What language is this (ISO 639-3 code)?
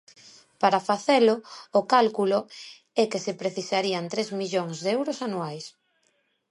glg